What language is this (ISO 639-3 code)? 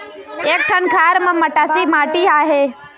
hne